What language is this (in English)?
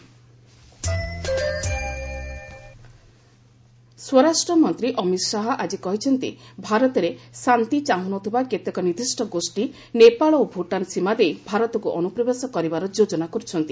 Odia